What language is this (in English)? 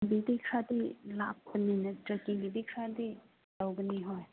Manipuri